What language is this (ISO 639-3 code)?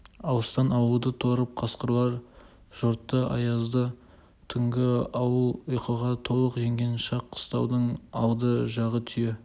kaz